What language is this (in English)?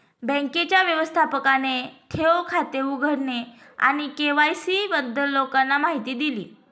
Marathi